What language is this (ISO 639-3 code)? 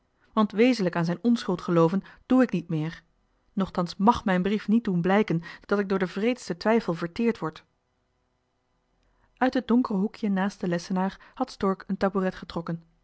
nld